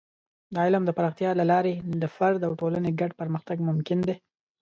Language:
Pashto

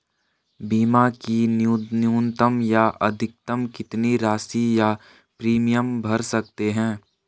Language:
Hindi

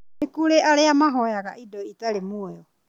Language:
Kikuyu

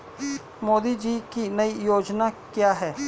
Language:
Hindi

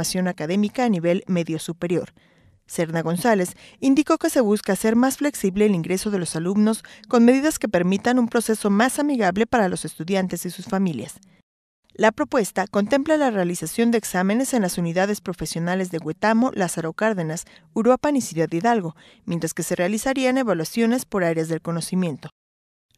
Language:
Spanish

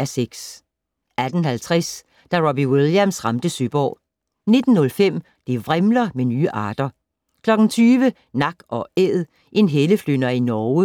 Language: Danish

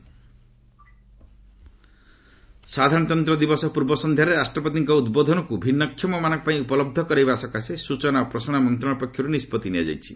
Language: Odia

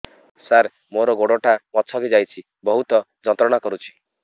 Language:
Odia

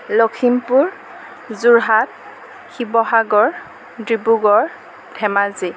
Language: Assamese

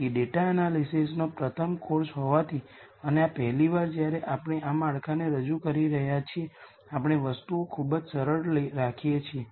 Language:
Gujarati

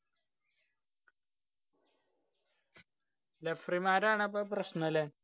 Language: Malayalam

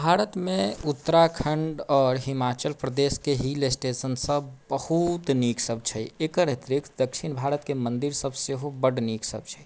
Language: Maithili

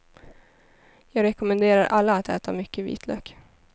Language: Swedish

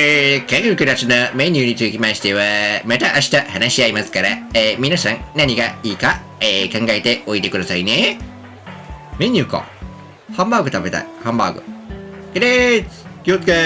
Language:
Japanese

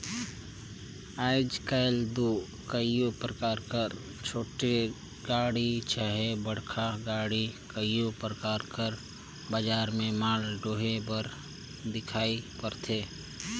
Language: Chhattisgarhi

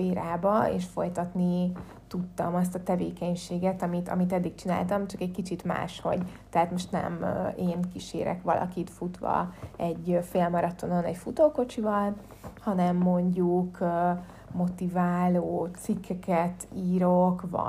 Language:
Hungarian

